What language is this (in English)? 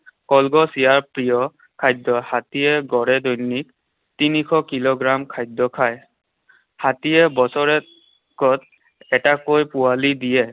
Assamese